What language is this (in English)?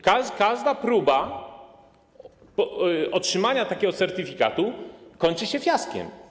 Polish